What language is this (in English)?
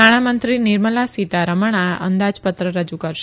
Gujarati